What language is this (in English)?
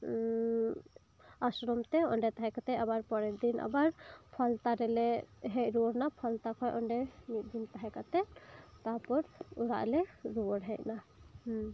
Santali